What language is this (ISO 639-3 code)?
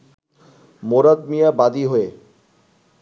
ben